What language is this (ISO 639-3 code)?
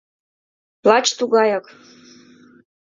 chm